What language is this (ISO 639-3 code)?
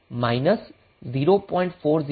guj